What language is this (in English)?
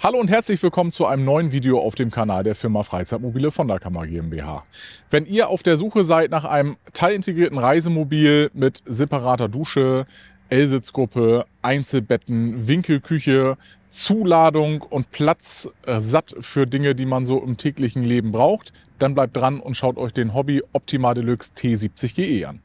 German